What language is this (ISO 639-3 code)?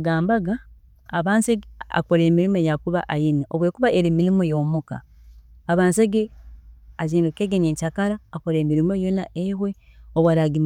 ttj